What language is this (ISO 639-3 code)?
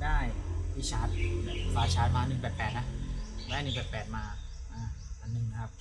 tha